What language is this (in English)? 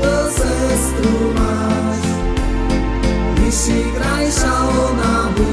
Slovak